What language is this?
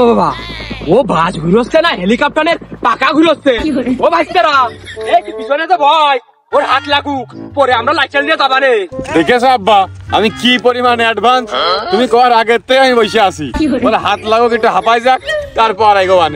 Arabic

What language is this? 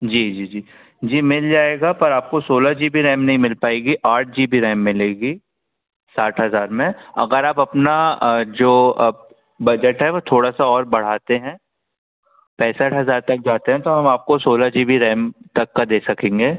Hindi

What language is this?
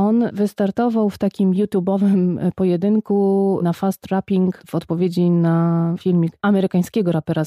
Polish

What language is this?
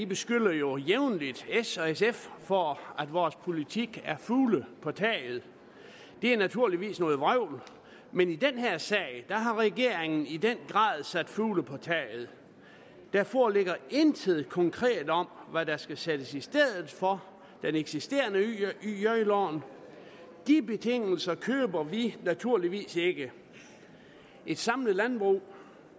Danish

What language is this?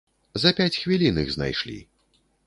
Belarusian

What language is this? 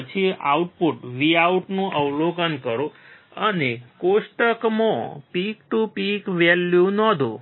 Gujarati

